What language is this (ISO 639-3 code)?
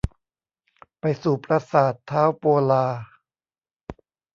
tha